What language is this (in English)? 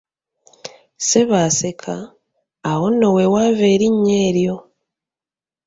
Ganda